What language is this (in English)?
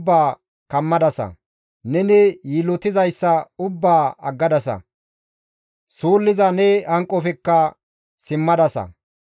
Gamo